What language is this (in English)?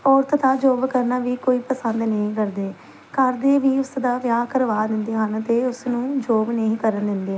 Punjabi